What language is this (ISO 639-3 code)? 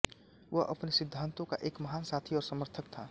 hin